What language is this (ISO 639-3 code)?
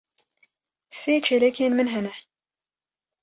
kur